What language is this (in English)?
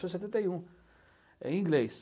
Portuguese